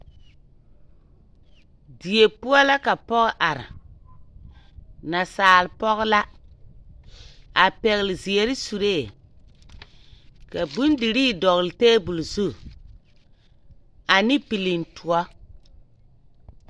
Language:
Southern Dagaare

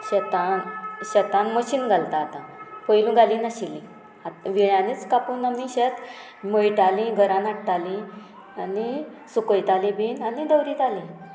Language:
Konkani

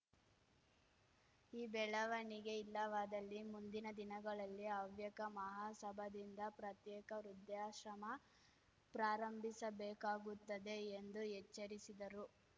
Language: Kannada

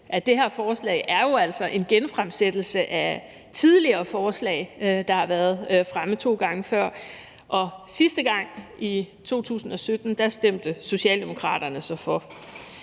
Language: Danish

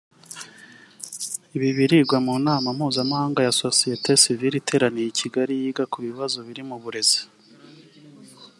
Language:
Kinyarwanda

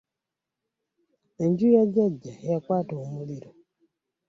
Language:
Ganda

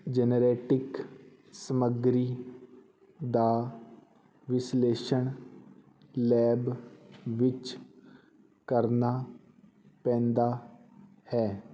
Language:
Punjabi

